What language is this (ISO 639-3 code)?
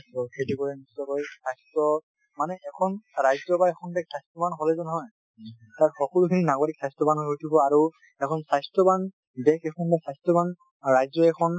asm